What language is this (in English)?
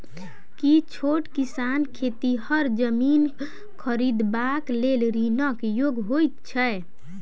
Maithili